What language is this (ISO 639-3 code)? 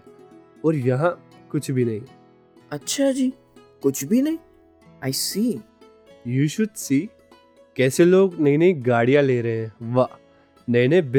hin